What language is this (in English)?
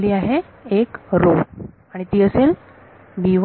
Marathi